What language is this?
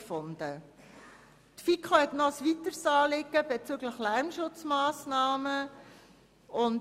Swiss German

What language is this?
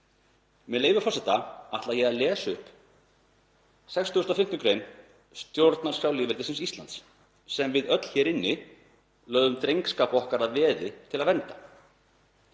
Icelandic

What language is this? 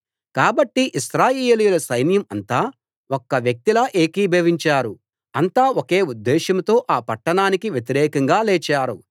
Telugu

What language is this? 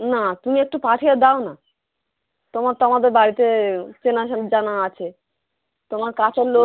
Bangla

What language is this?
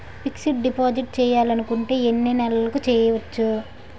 Telugu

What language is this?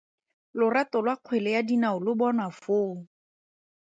Tswana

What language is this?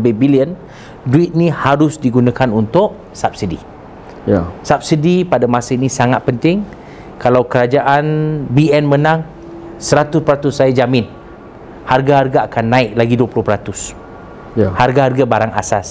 Malay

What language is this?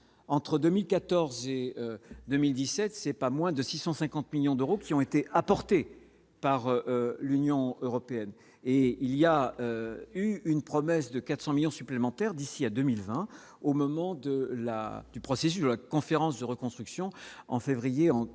French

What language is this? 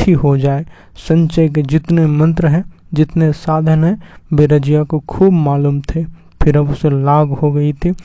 Hindi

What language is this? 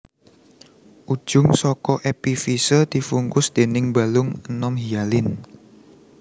Javanese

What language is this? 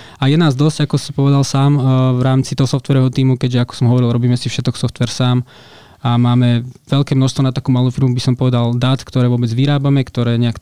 Slovak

